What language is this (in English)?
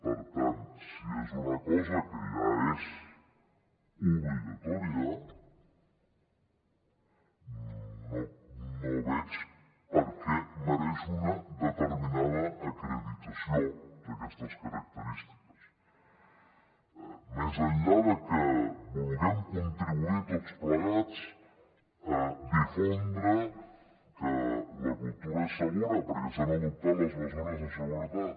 Catalan